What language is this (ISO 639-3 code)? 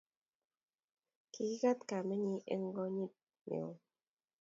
kln